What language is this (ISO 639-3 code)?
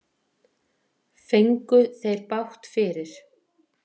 isl